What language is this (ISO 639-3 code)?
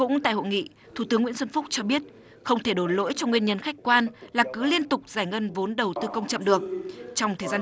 vie